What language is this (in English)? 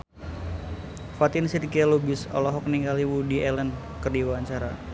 Sundanese